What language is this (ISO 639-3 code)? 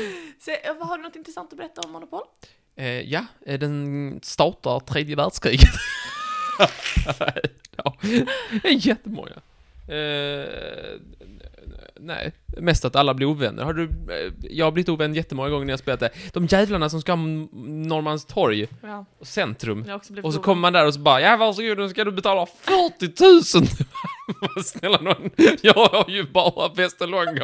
swe